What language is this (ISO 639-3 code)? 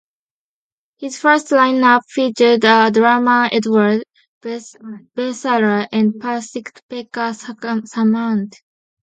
eng